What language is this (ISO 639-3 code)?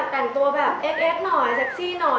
tha